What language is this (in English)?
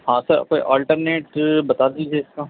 Urdu